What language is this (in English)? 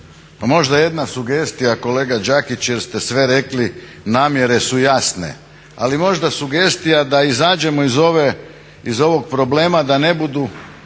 Croatian